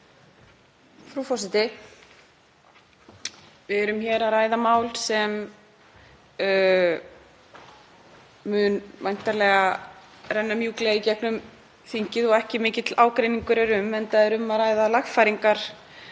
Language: Icelandic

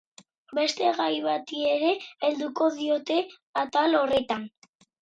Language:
Basque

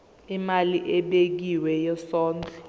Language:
Zulu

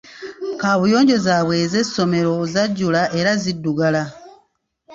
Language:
Ganda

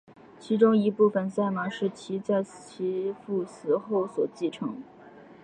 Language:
Chinese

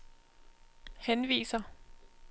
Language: Danish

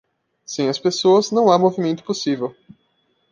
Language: Portuguese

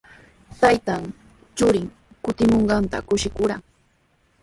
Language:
Sihuas Ancash Quechua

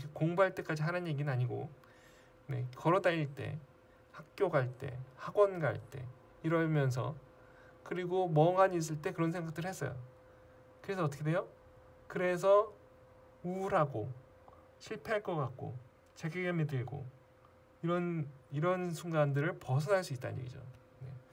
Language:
Korean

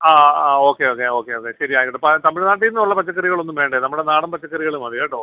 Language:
Malayalam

